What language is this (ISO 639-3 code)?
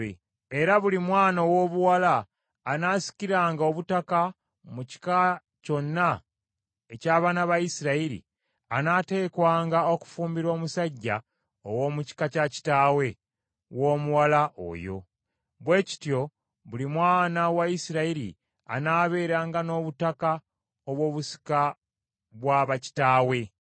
lug